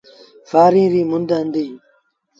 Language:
Sindhi Bhil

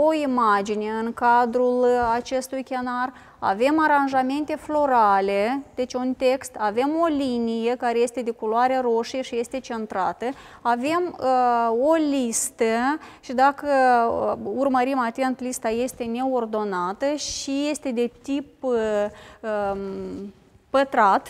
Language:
Romanian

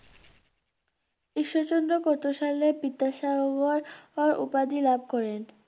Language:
Bangla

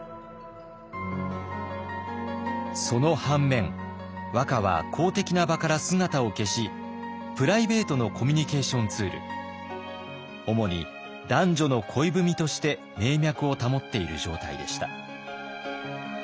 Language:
Japanese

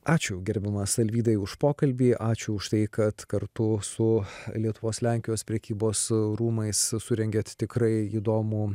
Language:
Lithuanian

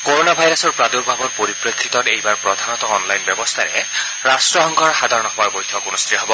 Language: Assamese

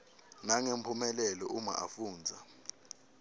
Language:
Swati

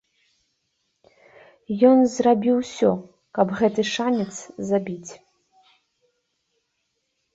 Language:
Belarusian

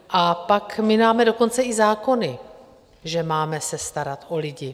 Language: Czech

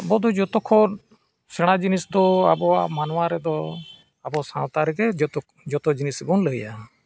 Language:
Santali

